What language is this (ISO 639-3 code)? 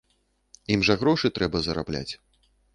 bel